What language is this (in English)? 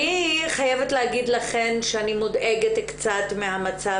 Hebrew